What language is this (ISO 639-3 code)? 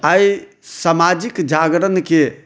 mai